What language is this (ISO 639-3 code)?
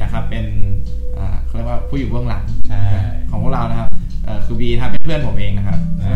tha